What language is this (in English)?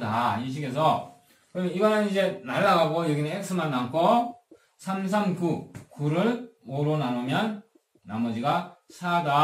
Korean